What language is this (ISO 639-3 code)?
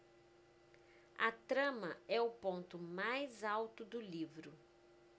por